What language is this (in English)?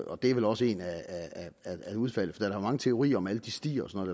Danish